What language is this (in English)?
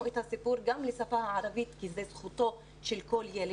Hebrew